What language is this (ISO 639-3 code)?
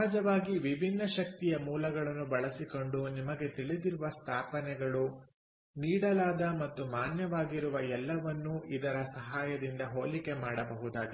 kan